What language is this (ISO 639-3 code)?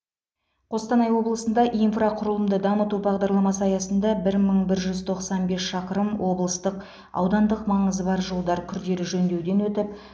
kaz